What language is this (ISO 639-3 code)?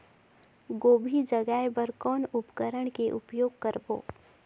hne